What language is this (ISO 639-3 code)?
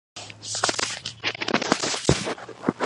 kat